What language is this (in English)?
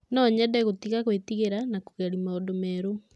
Kikuyu